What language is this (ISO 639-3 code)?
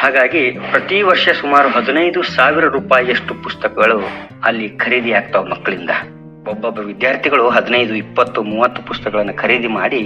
kan